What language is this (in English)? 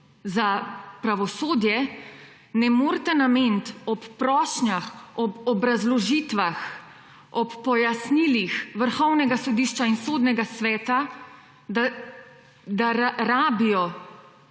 Slovenian